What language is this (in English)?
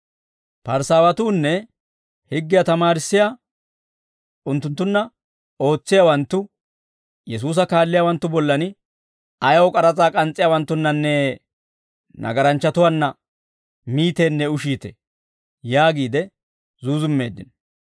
Dawro